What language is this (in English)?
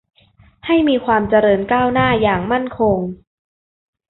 Thai